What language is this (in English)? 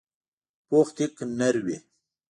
Pashto